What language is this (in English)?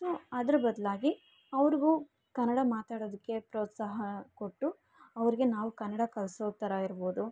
Kannada